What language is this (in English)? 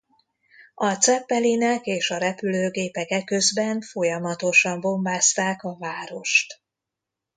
Hungarian